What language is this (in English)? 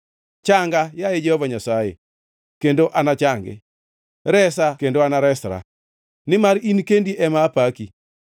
Luo (Kenya and Tanzania)